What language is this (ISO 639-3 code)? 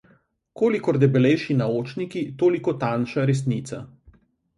slv